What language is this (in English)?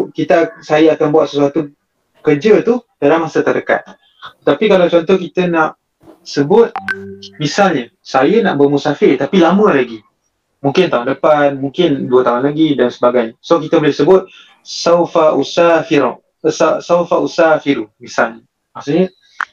Malay